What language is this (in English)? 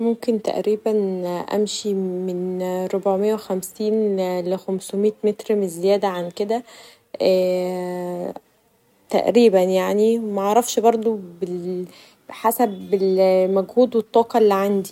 Egyptian Arabic